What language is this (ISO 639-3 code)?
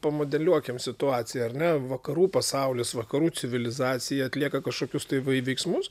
lit